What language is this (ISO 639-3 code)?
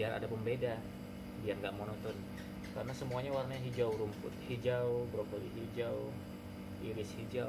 ind